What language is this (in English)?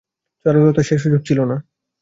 Bangla